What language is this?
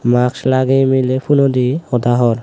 Chakma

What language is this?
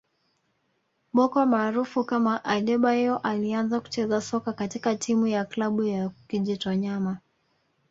Swahili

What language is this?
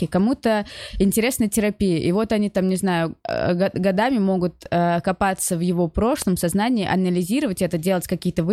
Russian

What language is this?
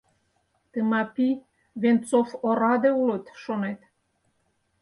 Mari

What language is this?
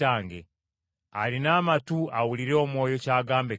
Ganda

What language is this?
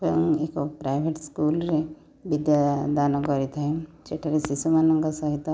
Odia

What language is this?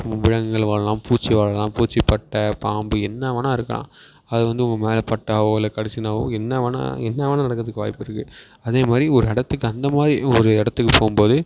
Tamil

